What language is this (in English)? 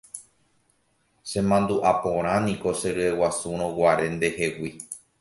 Guarani